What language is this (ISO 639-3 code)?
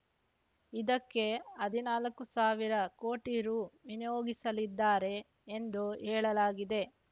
kan